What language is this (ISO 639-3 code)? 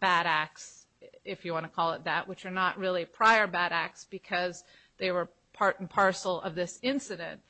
eng